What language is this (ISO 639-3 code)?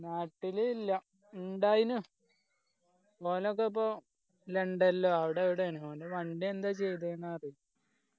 mal